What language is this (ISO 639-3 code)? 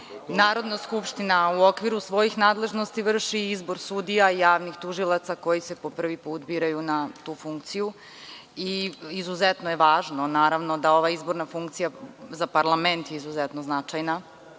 srp